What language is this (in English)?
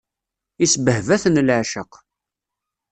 Kabyle